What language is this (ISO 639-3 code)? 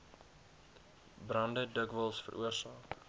afr